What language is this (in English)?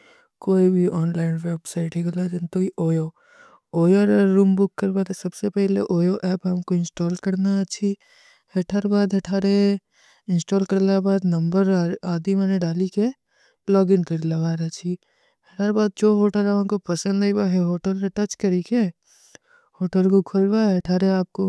Kui (India)